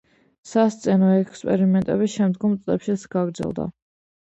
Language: Georgian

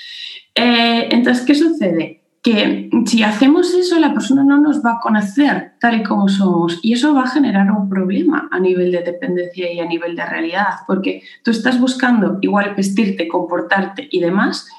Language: Spanish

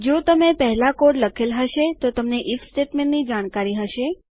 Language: Gujarati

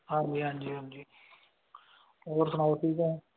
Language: Punjabi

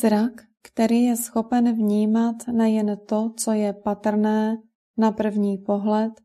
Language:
Czech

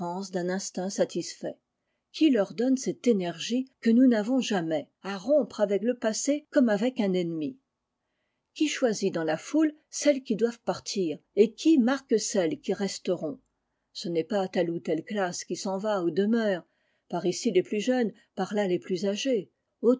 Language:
French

